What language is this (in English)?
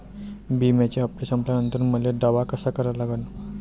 Marathi